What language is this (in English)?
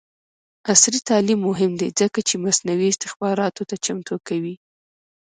Pashto